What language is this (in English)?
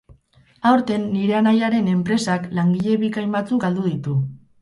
Basque